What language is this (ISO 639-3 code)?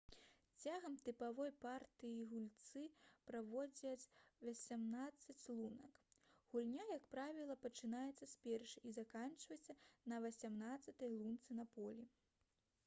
bel